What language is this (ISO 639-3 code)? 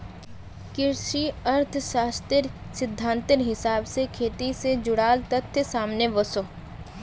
mag